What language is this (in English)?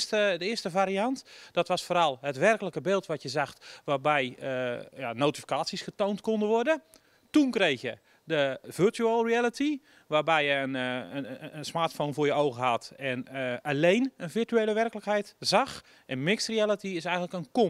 Dutch